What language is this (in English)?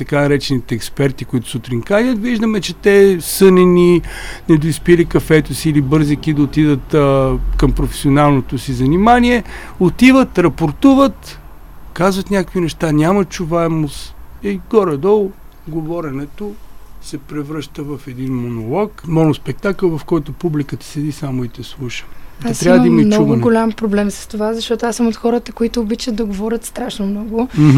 Bulgarian